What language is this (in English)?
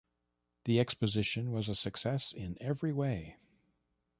English